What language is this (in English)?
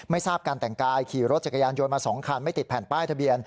Thai